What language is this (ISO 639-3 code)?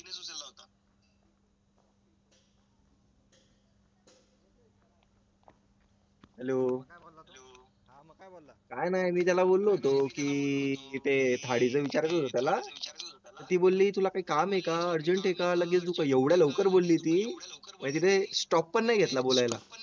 mar